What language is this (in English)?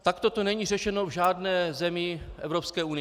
Czech